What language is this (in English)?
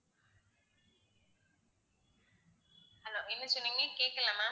Tamil